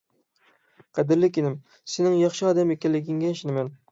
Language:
Uyghur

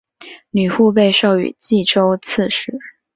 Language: Chinese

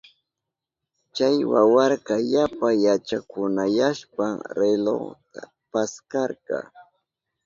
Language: Southern Pastaza Quechua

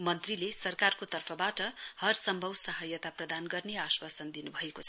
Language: Nepali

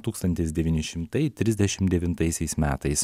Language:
Lithuanian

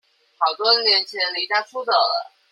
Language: Chinese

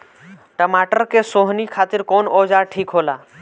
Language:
Bhojpuri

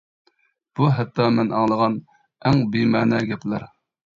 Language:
Uyghur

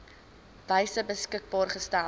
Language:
Afrikaans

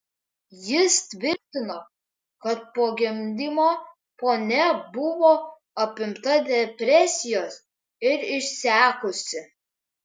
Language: Lithuanian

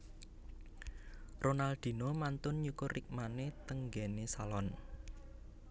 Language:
Javanese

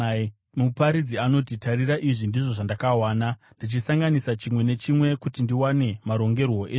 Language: Shona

